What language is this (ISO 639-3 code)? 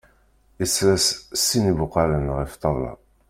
kab